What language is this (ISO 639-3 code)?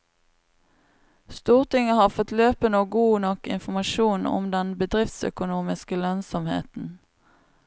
nor